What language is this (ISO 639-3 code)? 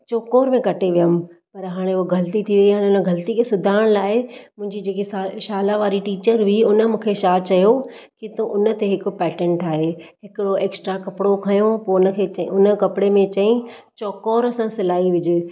snd